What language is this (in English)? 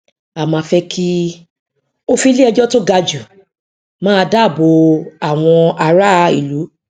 Yoruba